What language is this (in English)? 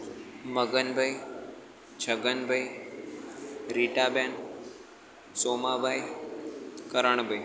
Gujarati